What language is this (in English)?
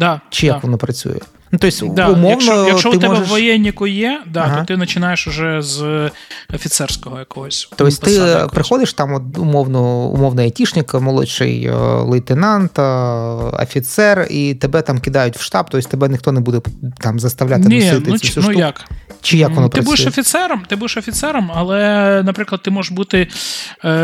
Ukrainian